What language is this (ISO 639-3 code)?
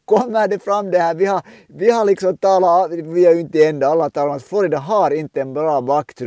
swe